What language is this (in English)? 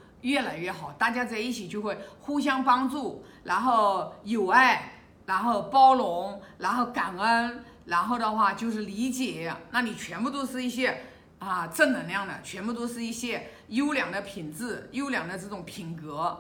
Chinese